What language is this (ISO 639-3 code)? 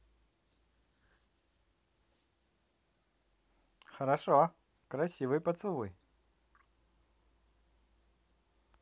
rus